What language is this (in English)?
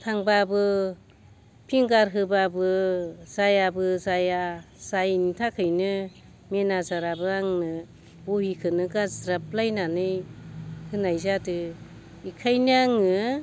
Bodo